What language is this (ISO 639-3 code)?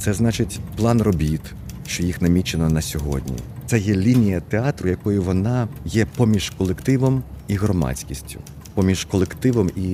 ukr